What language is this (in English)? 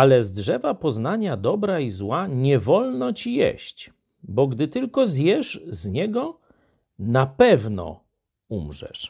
Polish